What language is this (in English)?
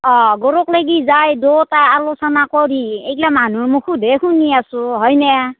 Assamese